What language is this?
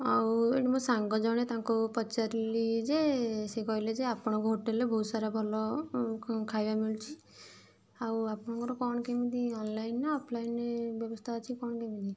Odia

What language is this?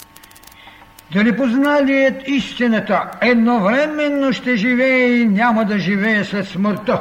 Bulgarian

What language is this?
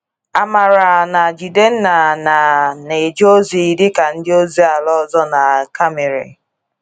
Igbo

